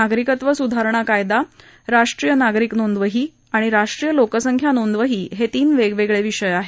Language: Marathi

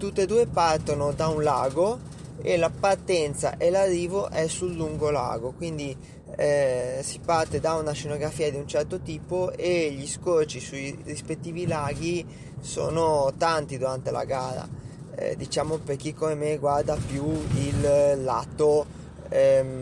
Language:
Italian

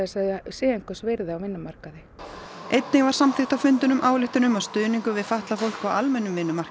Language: Icelandic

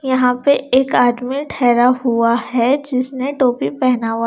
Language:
Hindi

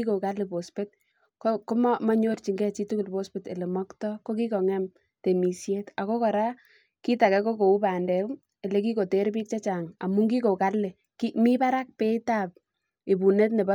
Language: Kalenjin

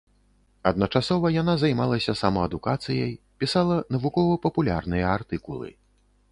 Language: Belarusian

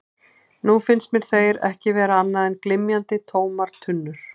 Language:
Icelandic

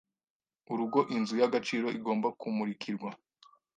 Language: Kinyarwanda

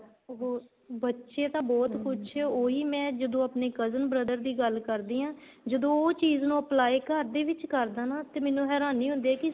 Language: Punjabi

